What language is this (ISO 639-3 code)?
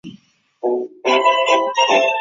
zho